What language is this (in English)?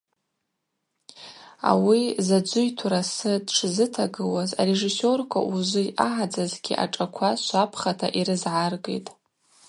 Abaza